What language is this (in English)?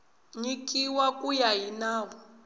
Tsonga